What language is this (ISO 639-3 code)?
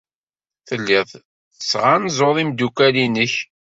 kab